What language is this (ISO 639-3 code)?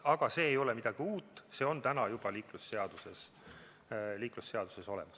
est